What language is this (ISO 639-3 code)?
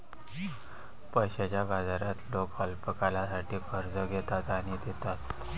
mar